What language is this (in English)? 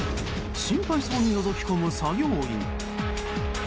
Japanese